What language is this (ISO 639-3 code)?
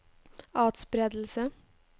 nor